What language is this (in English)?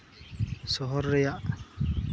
Santali